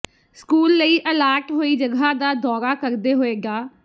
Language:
Punjabi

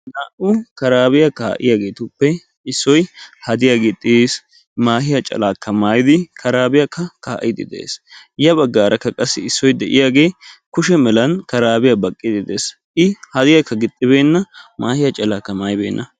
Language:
Wolaytta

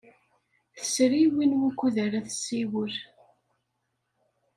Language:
Kabyle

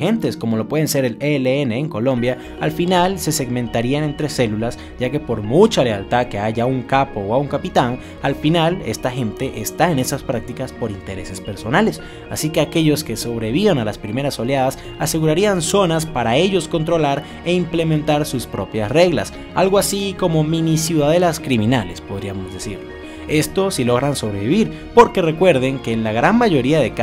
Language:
Spanish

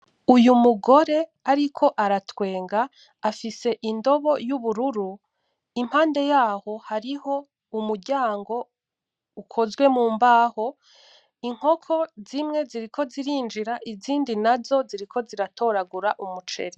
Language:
Rundi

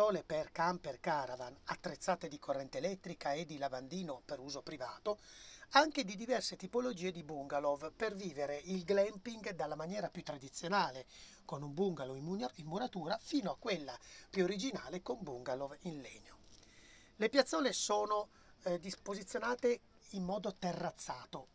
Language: Italian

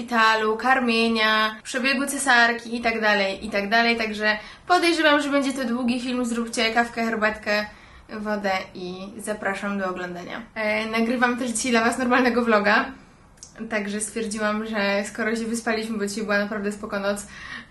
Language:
Polish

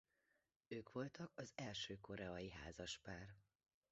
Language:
Hungarian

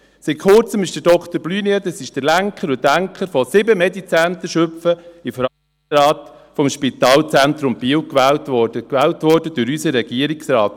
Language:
Swiss German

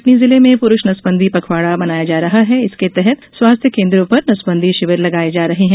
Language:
Hindi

